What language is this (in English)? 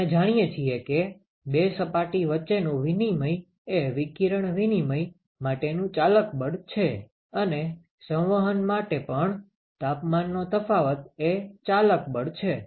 Gujarati